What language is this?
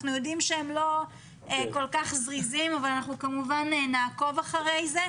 Hebrew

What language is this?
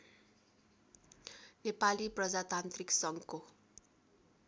Nepali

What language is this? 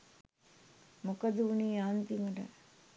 Sinhala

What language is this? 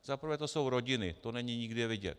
Czech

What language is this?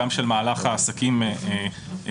Hebrew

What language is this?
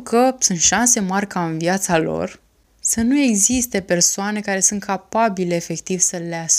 Romanian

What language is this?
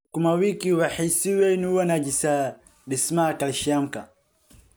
Somali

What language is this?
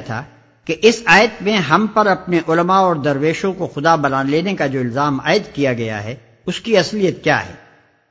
Urdu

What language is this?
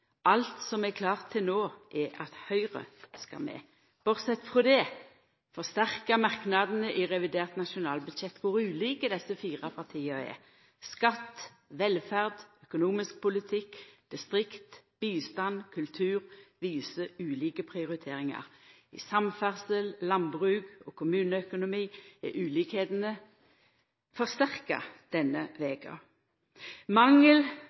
Norwegian Nynorsk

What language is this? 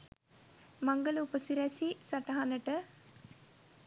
Sinhala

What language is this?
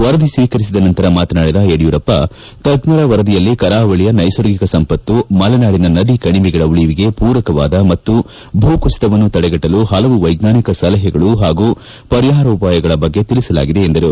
Kannada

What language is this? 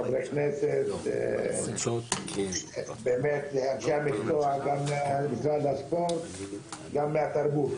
Hebrew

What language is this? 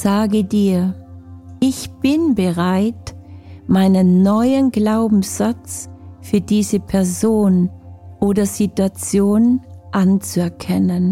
German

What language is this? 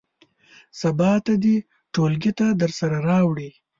Pashto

